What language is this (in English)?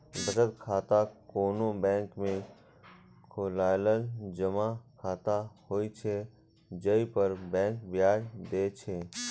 Maithili